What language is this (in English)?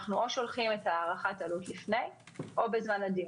Hebrew